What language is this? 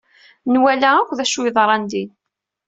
Kabyle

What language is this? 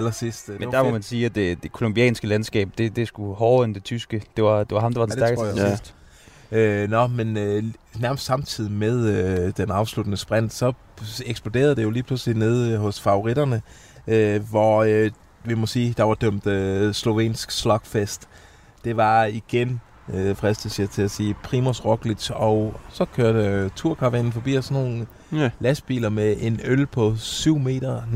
Danish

